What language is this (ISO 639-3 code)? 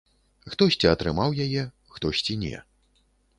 bel